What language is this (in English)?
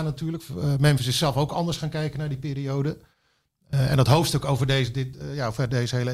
Dutch